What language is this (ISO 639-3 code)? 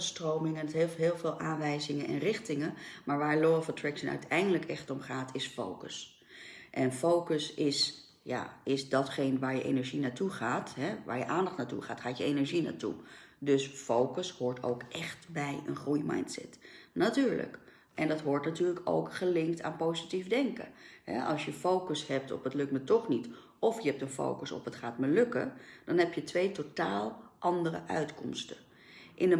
nld